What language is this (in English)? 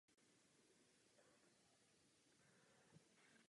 Czech